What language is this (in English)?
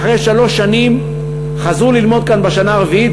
Hebrew